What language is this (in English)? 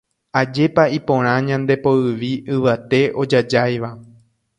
Guarani